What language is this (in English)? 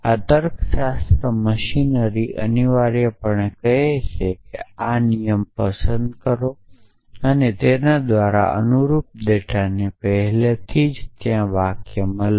Gujarati